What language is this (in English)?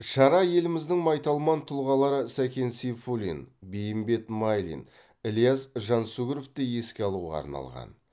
Kazakh